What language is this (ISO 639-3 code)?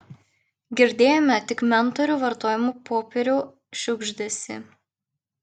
lit